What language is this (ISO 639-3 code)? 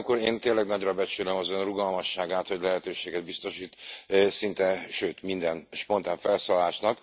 hun